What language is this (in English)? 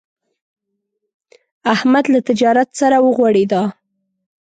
Pashto